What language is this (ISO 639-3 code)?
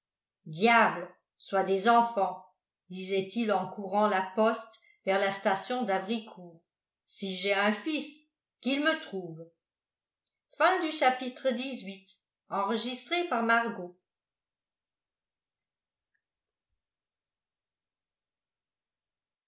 fra